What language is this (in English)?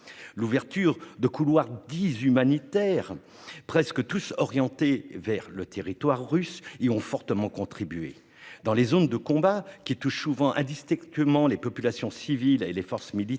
French